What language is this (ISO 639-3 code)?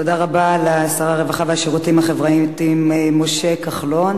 heb